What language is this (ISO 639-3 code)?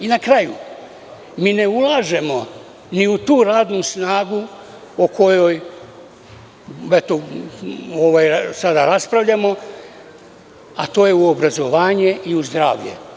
srp